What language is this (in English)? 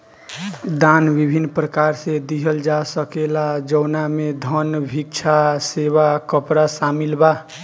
Bhojpuri